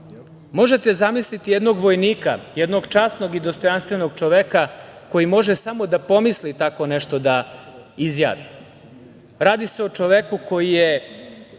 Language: Serbian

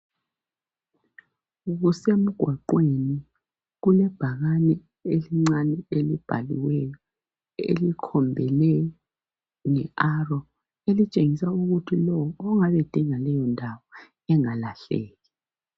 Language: North Ndebele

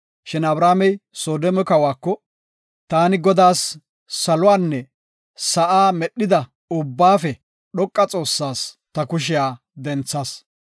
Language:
Gofa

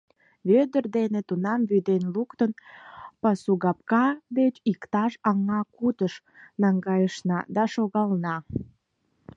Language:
Mari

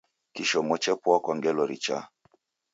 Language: Taita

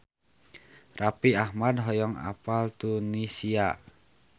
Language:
Sundanese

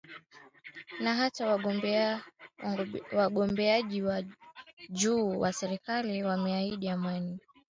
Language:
Swahili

